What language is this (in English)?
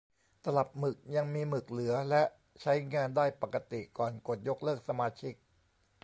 Thai